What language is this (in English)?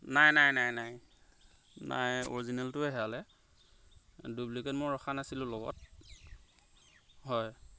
Assamese